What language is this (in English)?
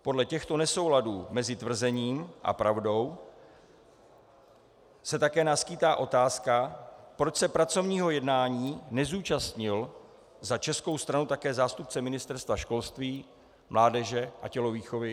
Czech